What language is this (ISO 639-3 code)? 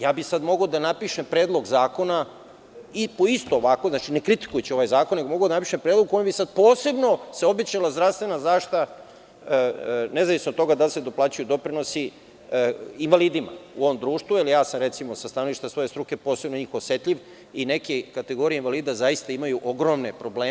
srp